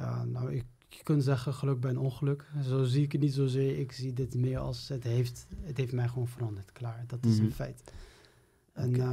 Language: Dutch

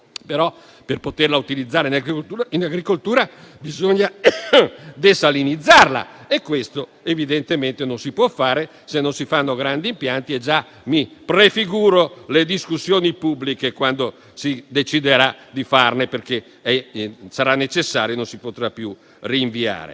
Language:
Italian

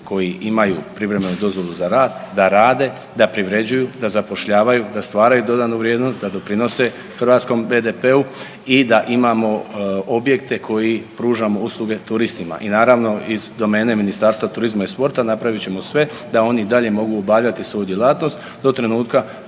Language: Croatian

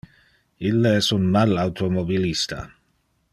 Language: Interlingua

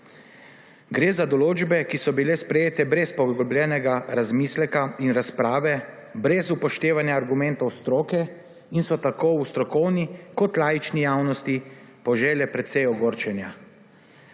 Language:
Slovenian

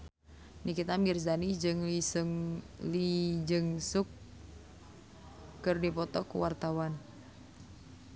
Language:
Sundanese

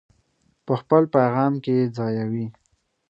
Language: Pashto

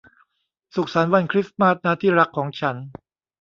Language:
Thai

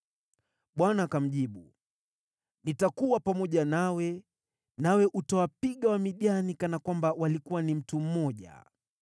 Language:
Swahili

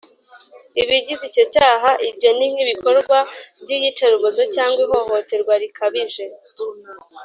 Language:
Kinyarwanda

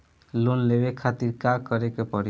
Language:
Bhojpuri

